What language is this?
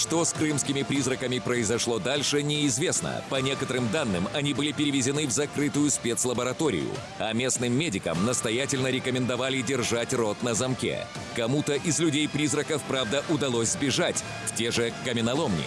Russian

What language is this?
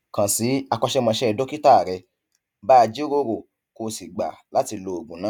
Yoruba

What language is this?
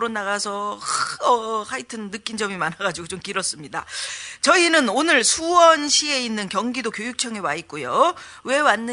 Korean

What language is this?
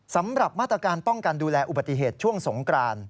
Thai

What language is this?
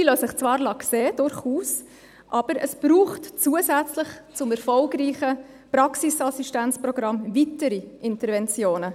Swiss German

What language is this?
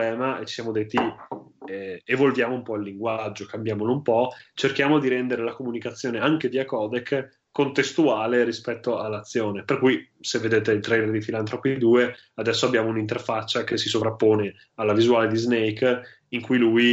Italian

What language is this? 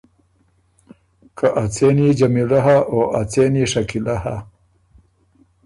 Ormuri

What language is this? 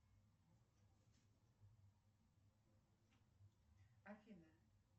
Russian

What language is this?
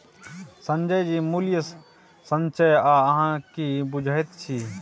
Maithili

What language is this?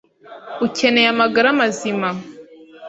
Kinyarwanda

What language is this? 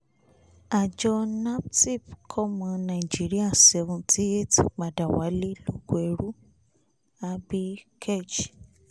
Yoruba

